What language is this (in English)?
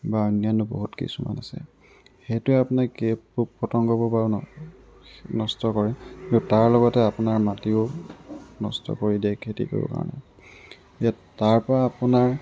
Assamese